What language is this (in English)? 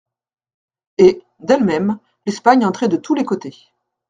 French